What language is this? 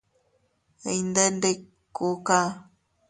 Teutila Cuicatec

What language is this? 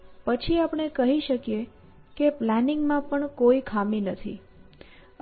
Gujarati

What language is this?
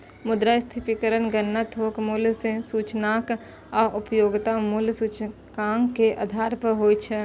Maithili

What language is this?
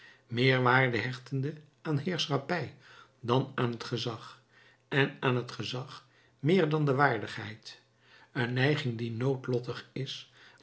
Dutch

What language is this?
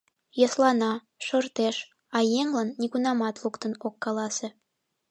Mari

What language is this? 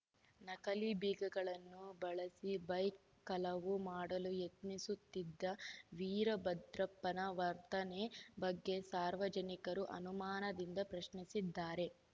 Kannada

